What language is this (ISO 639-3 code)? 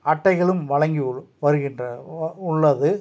tam